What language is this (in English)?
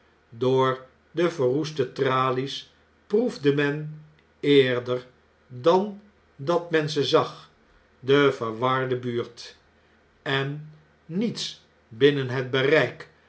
Dutch